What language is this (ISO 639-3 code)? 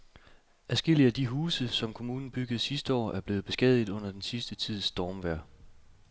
dan